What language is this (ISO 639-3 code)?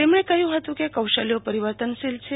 guj